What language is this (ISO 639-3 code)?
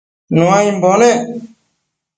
mcf